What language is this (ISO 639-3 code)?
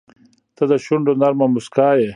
pus